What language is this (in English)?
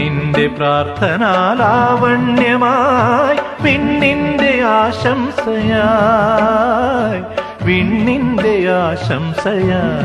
Malayalam